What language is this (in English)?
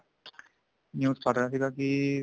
Punjabi